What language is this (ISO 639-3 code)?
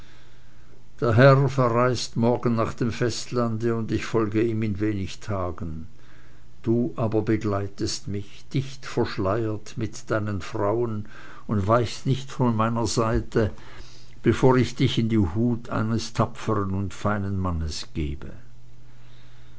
deu